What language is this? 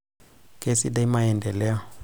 Masai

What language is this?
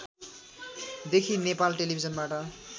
Nepali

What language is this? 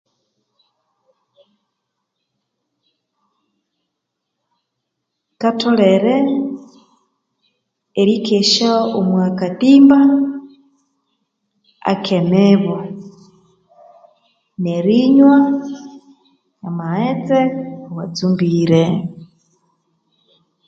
Konzo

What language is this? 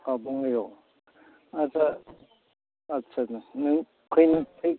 Bodo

